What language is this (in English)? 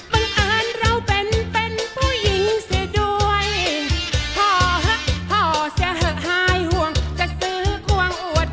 Thai